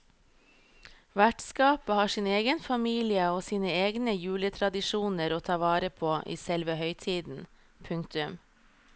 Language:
Norwegian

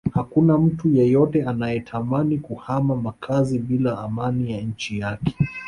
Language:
Swahili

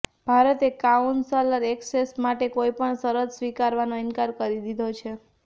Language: Gujarati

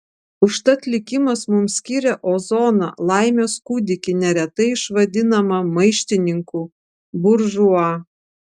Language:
Lithuanian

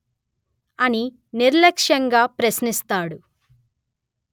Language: Telugu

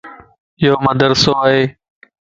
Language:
Lasi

